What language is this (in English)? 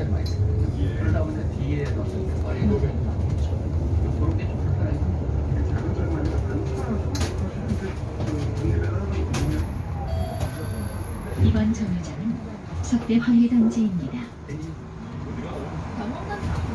Korean